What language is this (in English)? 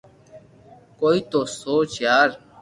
Loarki